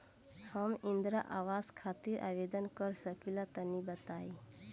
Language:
Bhojpuri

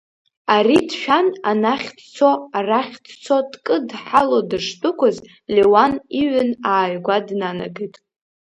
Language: Abkhazian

